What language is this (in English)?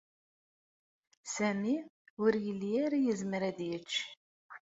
Kabyle